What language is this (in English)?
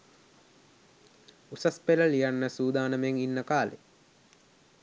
Sinhala